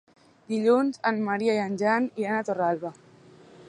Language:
Catalan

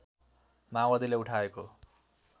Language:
Nepali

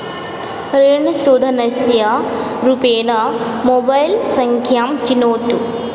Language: Sanskrit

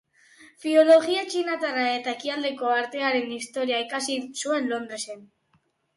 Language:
Basque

